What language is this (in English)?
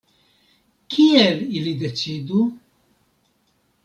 Esperanto